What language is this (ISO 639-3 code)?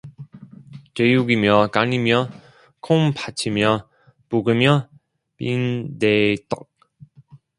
kor